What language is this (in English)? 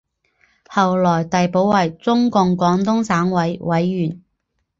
Chinese